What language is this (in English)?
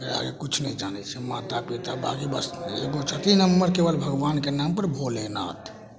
Maithili